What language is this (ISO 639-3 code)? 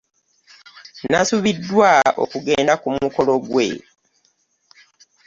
lug